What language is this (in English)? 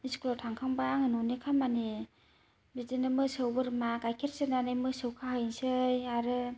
Bodo